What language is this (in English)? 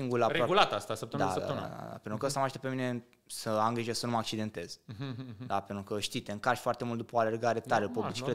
Romanian